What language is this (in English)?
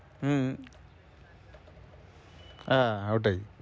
Bangla